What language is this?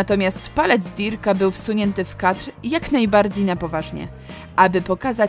Polish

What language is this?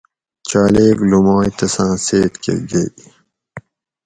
Gawri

